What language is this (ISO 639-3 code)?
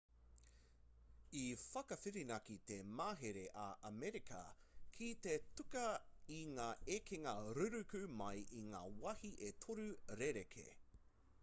mri